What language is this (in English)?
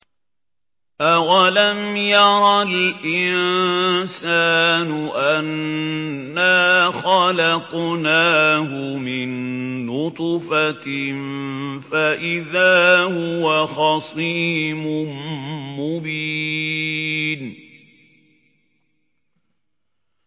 Arabic